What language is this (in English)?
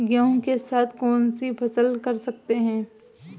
Hindi